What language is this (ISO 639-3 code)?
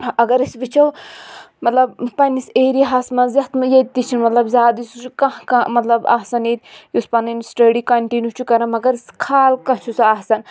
kas